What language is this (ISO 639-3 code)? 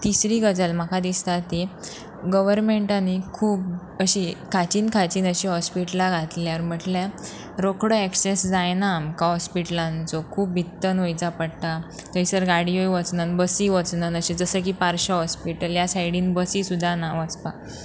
kok